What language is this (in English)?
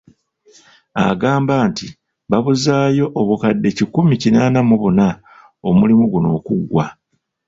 Ganda